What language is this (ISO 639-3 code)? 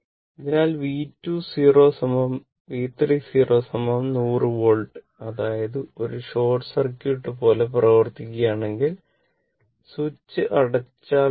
mal